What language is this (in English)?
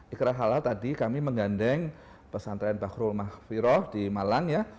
Indonesian